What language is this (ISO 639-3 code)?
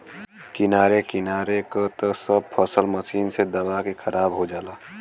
bho